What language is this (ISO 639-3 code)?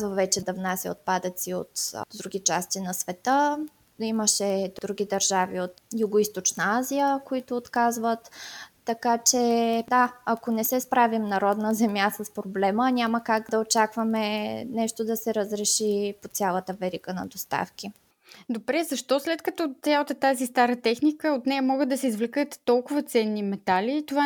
bul